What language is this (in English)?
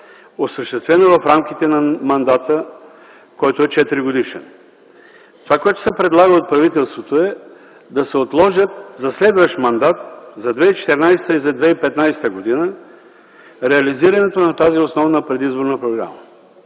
Bulgarian